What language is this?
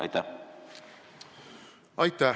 Estonian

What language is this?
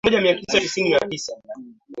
Swahili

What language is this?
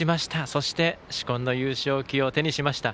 Japanese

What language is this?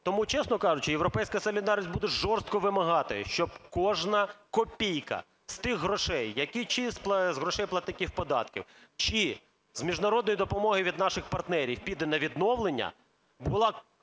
Ukrainian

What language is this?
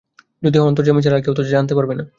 Bangla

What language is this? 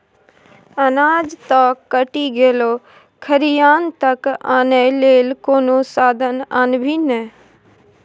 Maithili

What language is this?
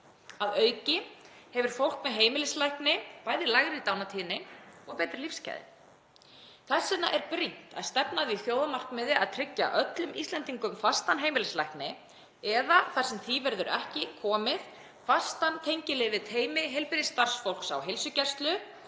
Icelandic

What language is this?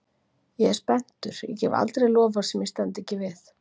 Icelandic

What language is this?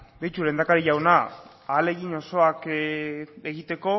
Basque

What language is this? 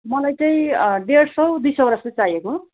Nepali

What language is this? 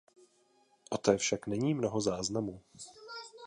Czech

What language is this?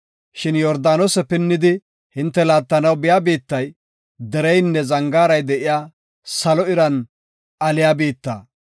Gofa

